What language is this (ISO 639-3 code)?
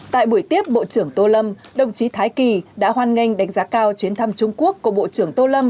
vie